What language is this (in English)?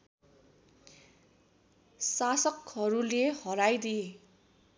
Nepali